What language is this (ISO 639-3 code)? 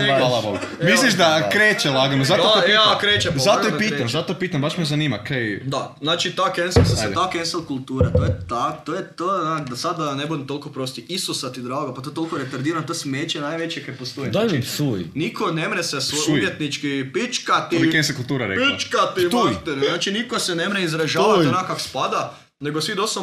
hrv